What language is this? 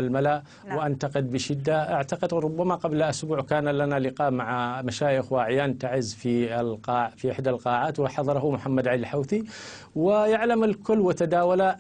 Arabic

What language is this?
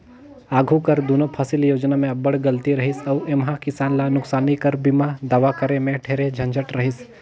Chhattisgarhi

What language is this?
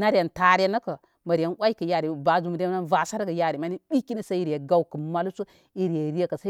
Koma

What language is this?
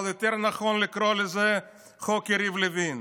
Hebrew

